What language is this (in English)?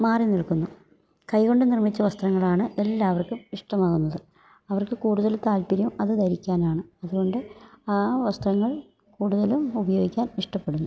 Malayalam